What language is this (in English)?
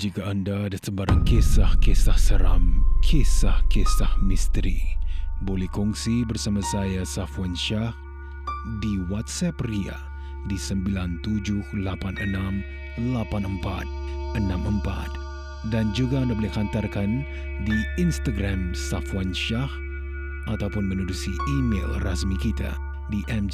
Malay